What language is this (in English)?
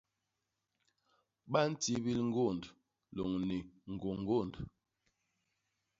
Basaa